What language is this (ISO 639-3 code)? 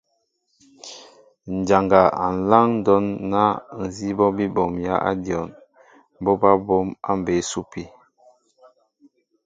mbo